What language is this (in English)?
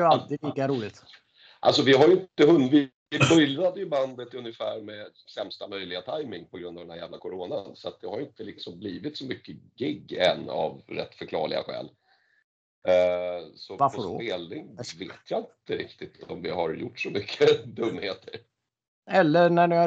Swedish